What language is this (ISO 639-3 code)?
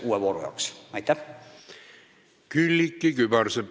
est